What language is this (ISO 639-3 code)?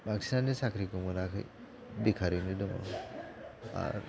brx